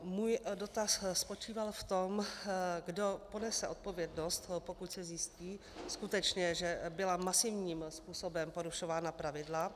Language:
Czech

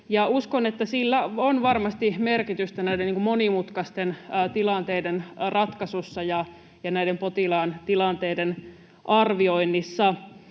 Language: Finnish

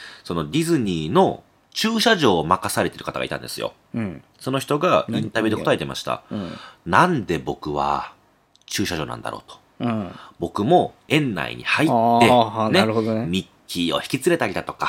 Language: Japanese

